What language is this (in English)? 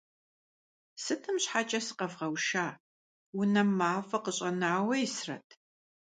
Kabardian